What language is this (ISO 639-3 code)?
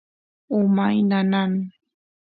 qus